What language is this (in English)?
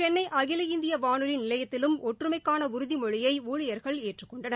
Tamil